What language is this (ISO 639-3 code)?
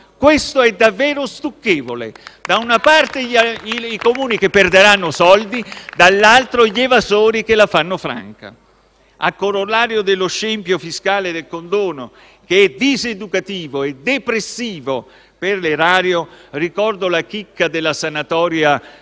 ita